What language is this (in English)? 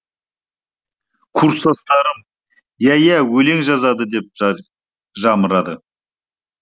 Kazakh